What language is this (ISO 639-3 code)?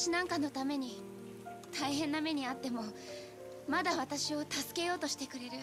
jpn